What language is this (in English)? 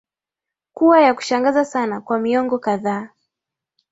Swahili